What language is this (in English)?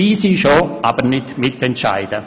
Swiss German